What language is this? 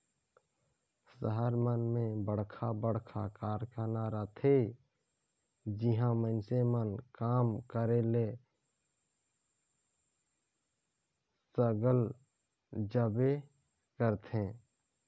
Chhattisgarhi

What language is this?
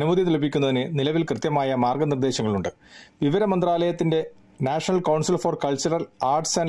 Malayalam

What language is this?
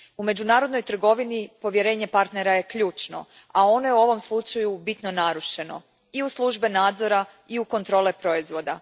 Croatian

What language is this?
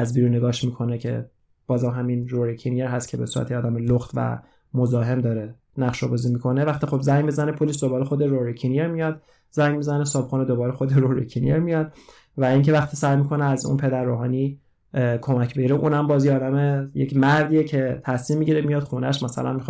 Persian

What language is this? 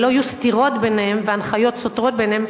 Hebrew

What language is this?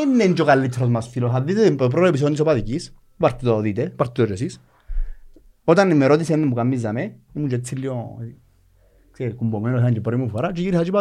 Greek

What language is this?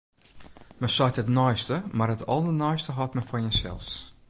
Western Frisian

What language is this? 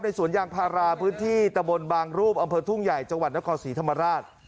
Thai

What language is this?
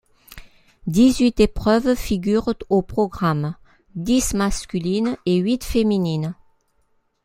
French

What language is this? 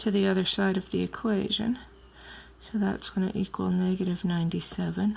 English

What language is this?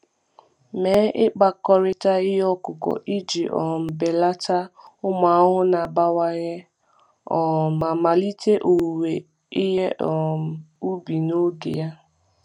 Igbo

